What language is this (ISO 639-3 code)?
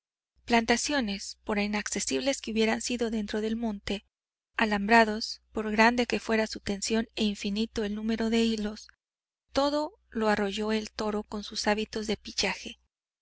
spa